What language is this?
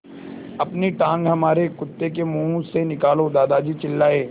Hindi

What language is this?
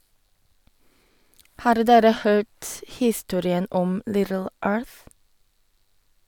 Norwegian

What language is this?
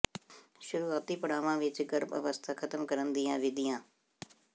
Punjabi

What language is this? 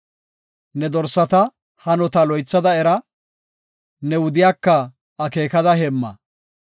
Gofa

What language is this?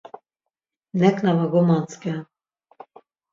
Laz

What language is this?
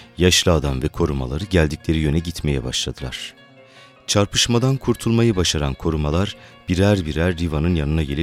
Turkish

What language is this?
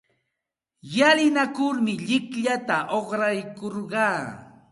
Santa Ana de Tusi Pasco Quechua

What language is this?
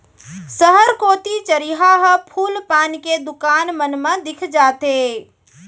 Chhattisgarhi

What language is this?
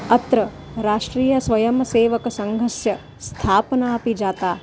Sanskrit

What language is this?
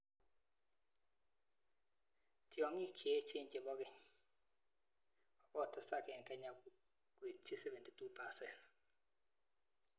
Kalenjin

